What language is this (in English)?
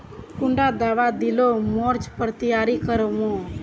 Magahi